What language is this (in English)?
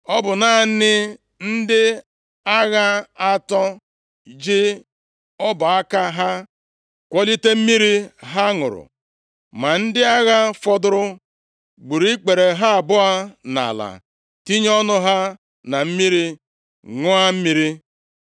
Igbo